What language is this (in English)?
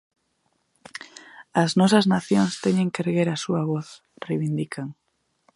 Galician